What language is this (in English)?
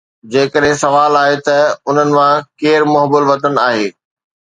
Sindhi